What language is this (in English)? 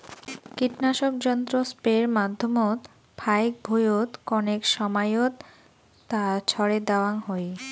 Bangla